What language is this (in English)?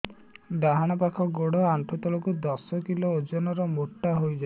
Odia